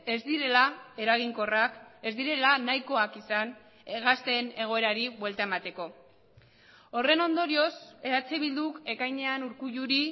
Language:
Basque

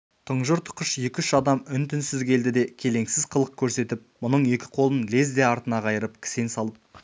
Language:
Kazakh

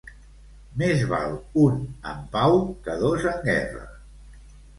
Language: Catalan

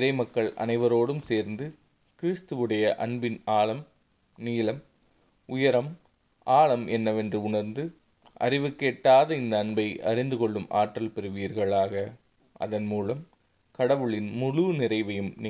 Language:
Tamil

